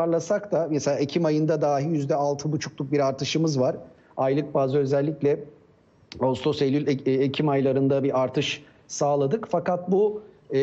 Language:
Turkish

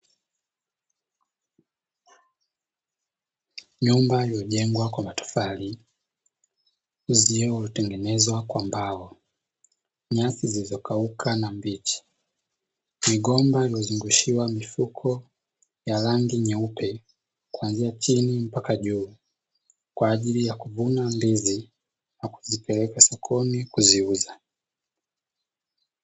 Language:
Swahili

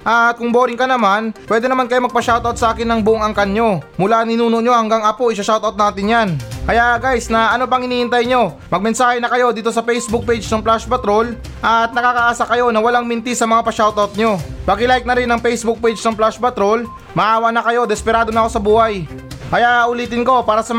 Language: Filipino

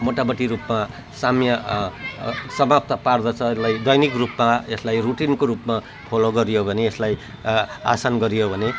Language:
Nepali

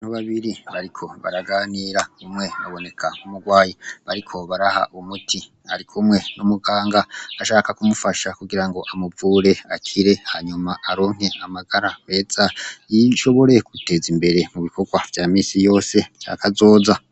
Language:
Rundi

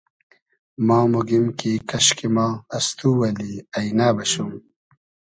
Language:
Hazaragi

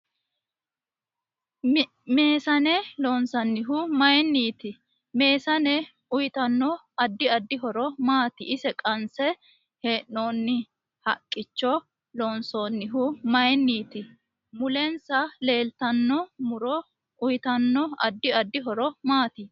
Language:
Sidamo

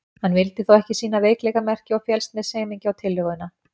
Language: Icelandic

